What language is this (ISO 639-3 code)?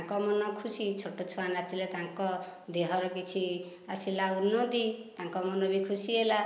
ori